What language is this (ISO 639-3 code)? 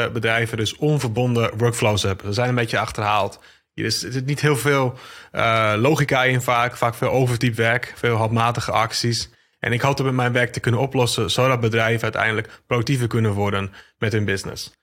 nld